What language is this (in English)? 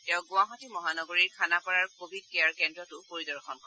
Assamese